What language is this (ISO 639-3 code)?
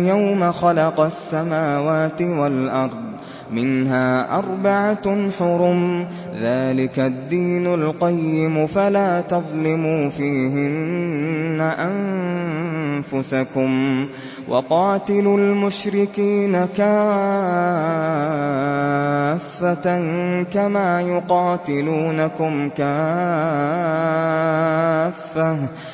ara